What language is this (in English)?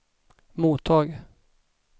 Swedish